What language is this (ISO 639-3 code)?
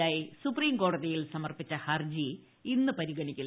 mal